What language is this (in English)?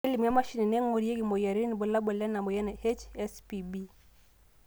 Masai